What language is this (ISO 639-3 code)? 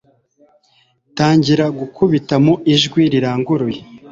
kin